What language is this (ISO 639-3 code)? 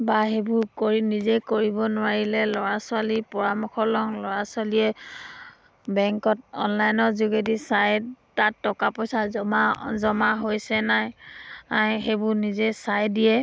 asm